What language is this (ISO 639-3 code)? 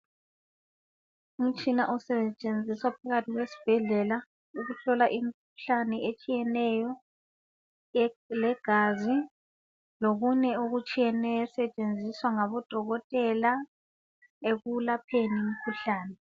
nde